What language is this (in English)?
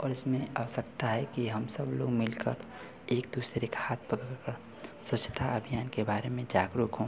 Hindi